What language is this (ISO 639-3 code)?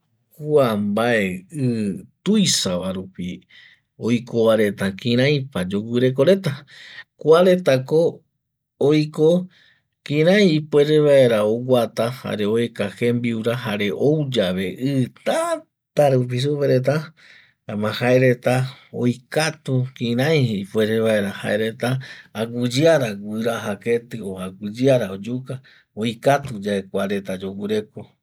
gui